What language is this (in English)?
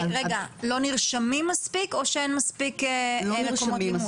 Hebrew